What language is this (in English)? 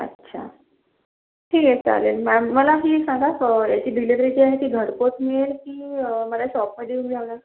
Marathi